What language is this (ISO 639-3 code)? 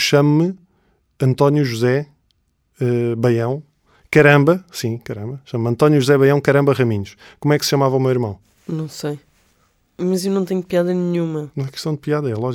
por